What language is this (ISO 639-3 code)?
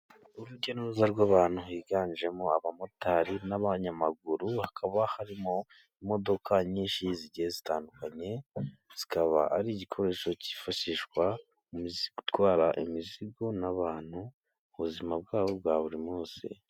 kin